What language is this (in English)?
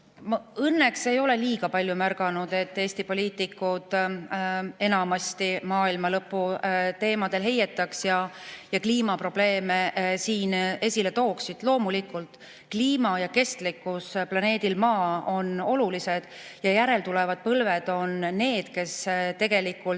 Estonian